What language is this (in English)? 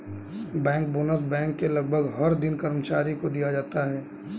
Hindi